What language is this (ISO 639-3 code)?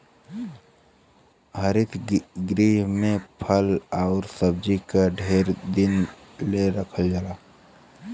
bho